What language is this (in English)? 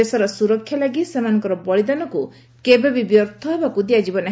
Odia